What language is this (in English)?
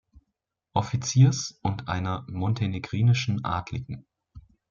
German